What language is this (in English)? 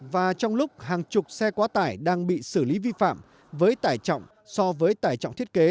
Vietnamese